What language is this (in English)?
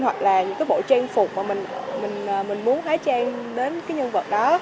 Vietnamese